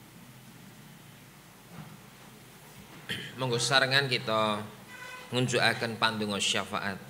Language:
Indonesian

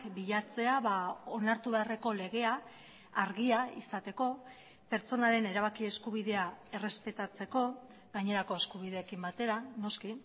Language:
Basque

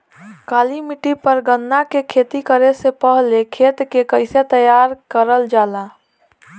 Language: Bhojpuri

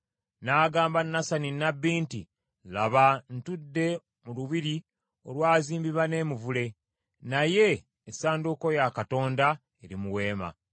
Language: Ganda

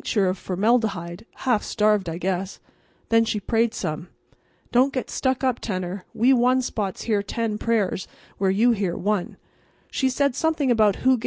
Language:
English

